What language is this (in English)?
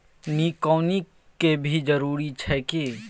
Maithili